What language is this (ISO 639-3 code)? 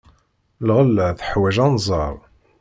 kab